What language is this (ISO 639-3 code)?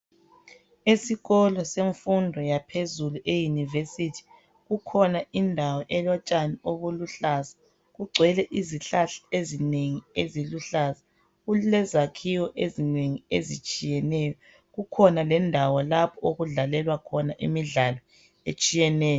nde